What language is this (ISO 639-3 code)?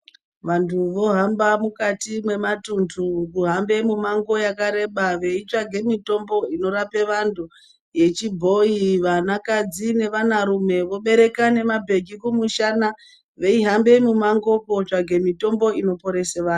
ndc